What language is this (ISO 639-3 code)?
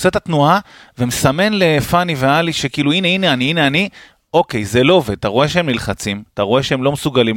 heb